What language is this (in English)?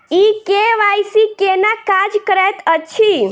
Maithili